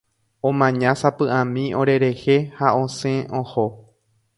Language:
Guarani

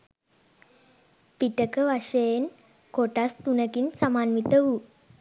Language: Sinhala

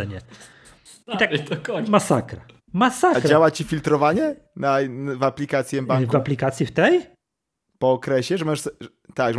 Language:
Polish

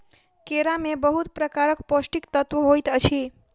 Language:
Maithili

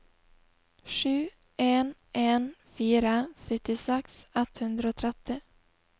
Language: Norwegian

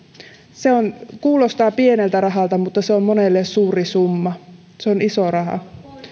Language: Finnish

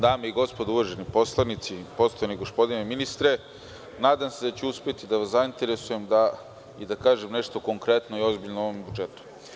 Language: Serbian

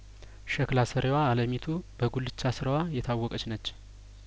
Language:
Amharic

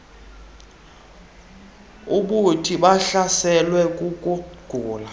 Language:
Xhosa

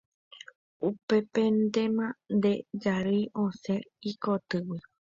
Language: Guarani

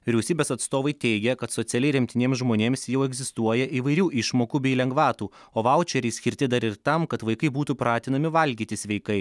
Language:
Lithuanian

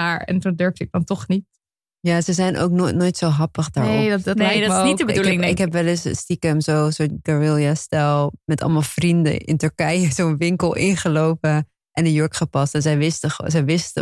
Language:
Dutch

